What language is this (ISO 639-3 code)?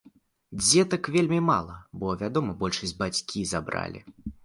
bel